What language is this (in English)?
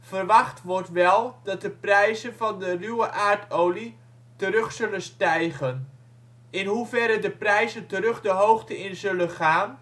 Dutch